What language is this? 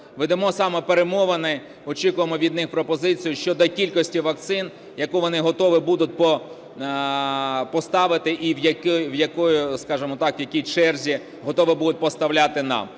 Ukrainian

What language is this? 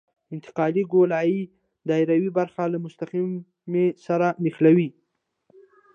Pashto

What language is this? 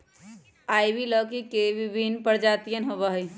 Magahi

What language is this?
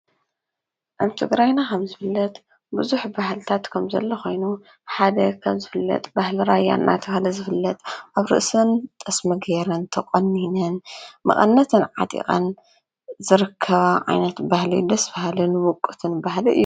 Tigrinya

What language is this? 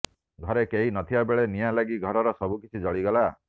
Odia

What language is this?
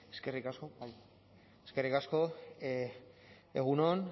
Basque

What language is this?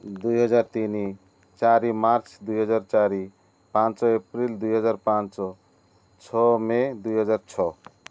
Odia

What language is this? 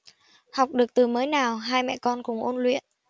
Vietnamese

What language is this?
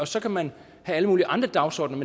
Danish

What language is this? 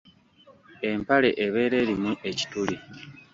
Ganda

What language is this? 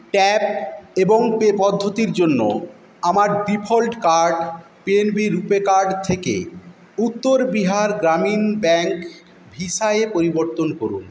Bangla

